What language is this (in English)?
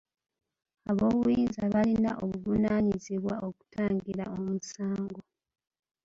Ganda